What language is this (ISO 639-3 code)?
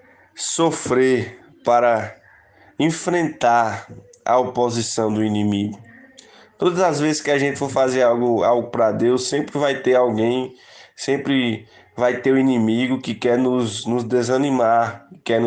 por